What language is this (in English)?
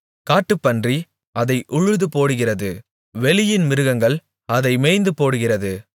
Tamil